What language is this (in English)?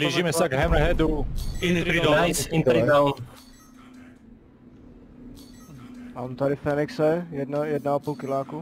Czech